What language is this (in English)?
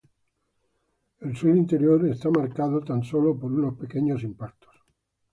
Spanish